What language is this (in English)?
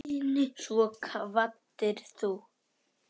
Icelandic